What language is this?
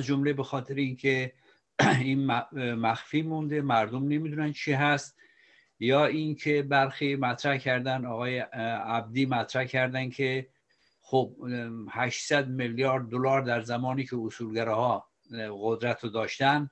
Persian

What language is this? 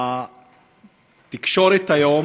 Hebrew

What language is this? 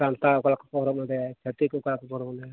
Santali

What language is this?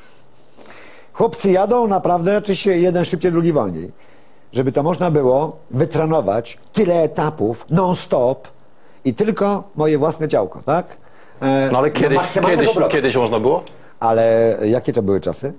Polish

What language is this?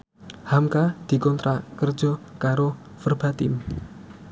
Javanese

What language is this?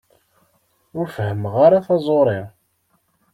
Kabyle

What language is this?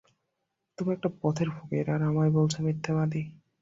Bangla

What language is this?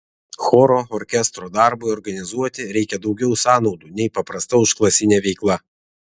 Lithuanian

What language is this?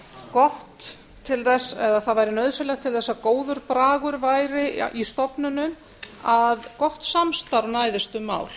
Icelandic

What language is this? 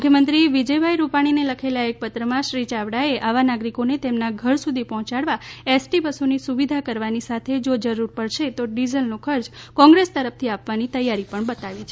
Gujarati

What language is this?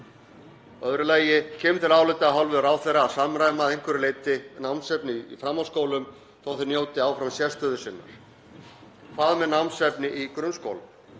Icelandic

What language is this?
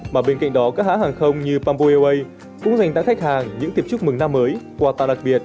Vietnamese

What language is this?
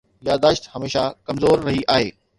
Sindhi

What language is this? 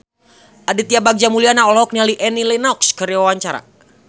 Sundanese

